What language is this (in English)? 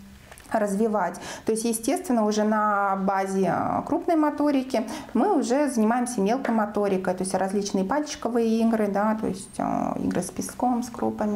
Russian